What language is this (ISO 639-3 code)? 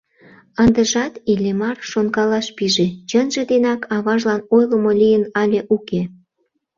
chm